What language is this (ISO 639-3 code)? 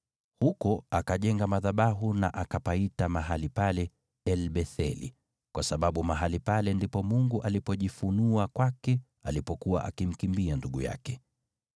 swa